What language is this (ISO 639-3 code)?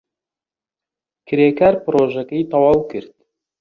ckb